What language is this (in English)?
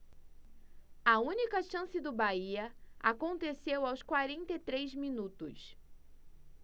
Portuguese